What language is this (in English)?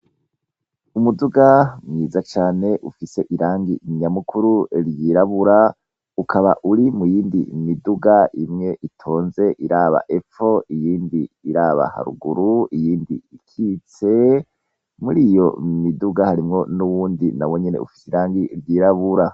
Rundi